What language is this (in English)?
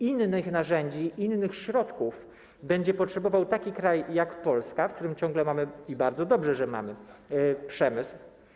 Polish